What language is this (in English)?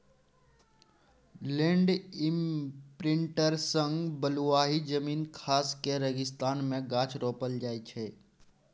Maithili